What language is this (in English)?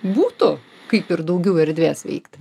Lithuanian